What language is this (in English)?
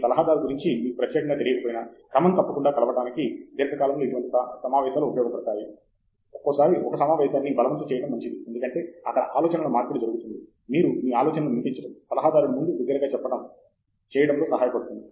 Telugu